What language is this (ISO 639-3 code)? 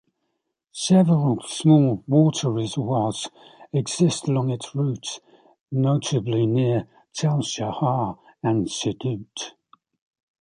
eng